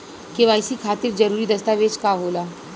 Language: Bhojpuri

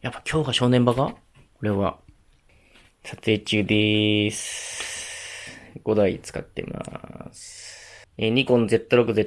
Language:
Japanese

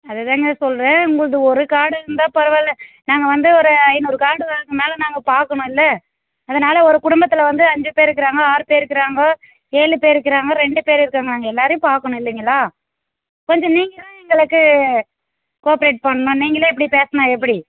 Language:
Tamil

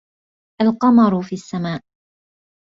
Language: Arabic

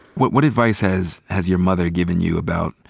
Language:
English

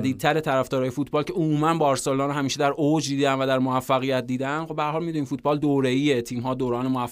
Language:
Persian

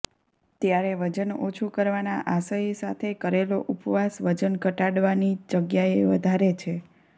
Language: Gujarati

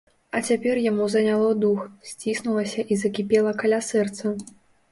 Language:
Belarusian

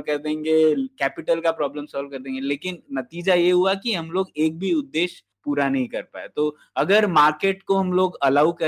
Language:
Hindi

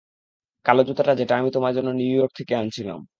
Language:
Bangla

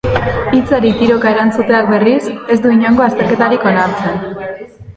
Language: Basque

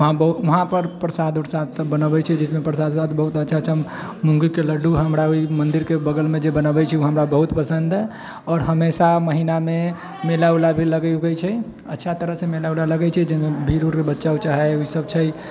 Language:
Maithili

